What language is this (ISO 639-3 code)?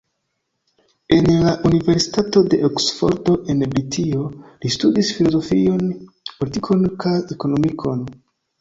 epo